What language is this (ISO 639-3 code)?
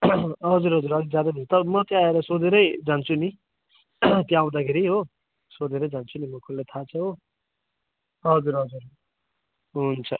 nep